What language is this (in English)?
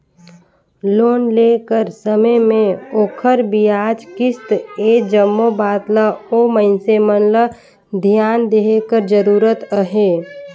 Chhattisgarhi